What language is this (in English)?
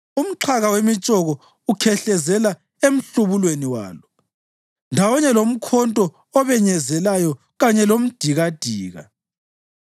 North Ndebele